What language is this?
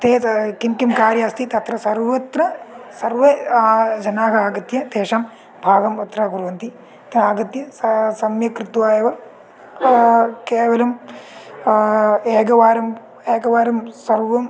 Sanskrit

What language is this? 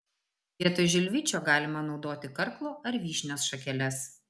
Lithuanian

